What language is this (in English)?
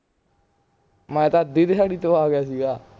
Punjabi